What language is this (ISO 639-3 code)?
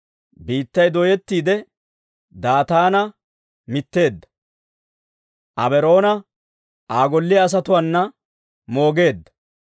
dwr